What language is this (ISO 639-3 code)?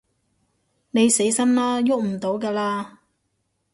yue